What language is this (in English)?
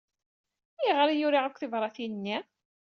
Kabyle